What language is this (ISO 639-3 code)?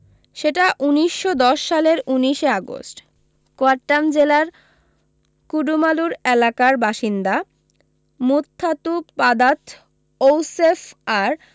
ben